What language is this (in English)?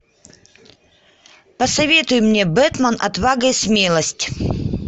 Russian